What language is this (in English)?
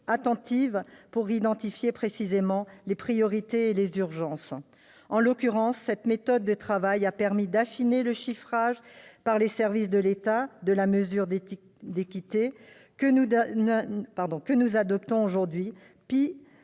French